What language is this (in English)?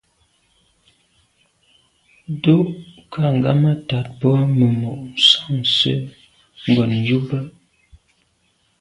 Medumba